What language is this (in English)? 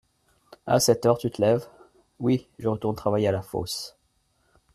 French